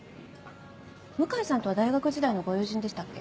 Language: Japanese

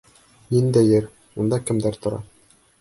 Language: Bashkir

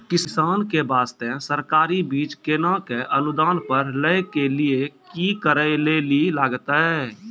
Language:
Maithili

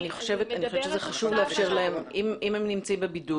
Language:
Hebrew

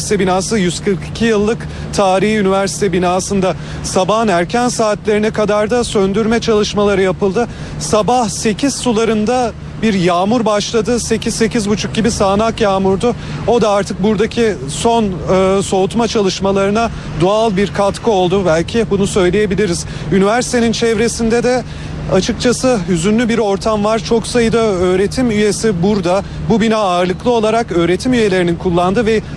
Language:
Turkish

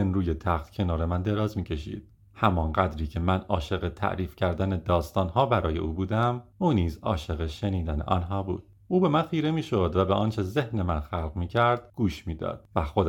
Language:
Persian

